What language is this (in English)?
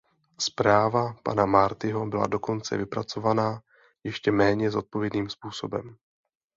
Czech